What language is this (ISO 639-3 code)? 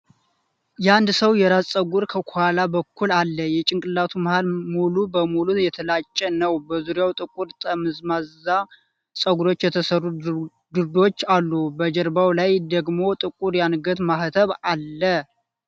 amh